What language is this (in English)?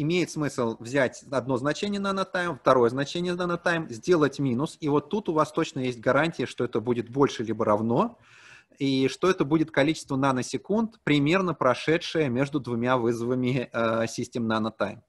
Russian